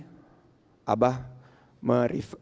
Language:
Indonesian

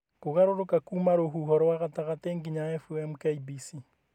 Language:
Kikuyu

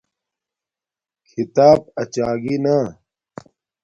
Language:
Domaaki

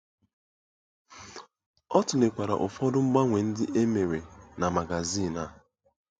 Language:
Igbo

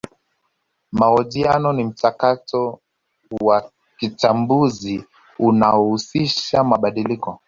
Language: Swahili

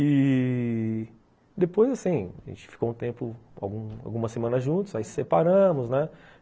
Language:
Portuguese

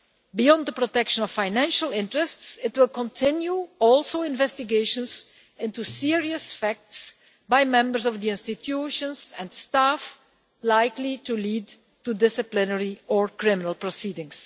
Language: English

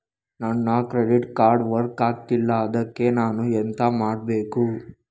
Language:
Kannada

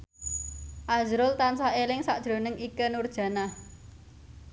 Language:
Javanese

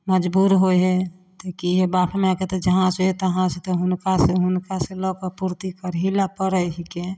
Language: Maithili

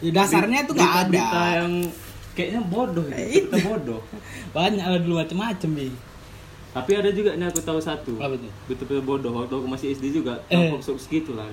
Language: Indonesian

